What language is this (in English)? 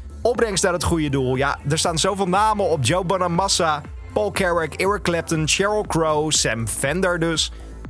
Dutch